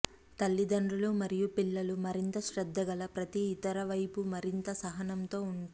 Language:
Telugu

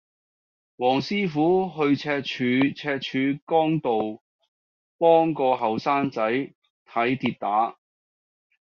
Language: Cantonese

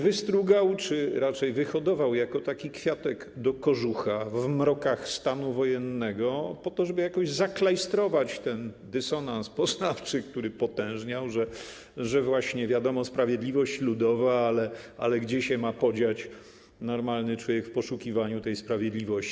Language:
Polish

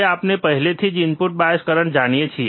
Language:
Gujarati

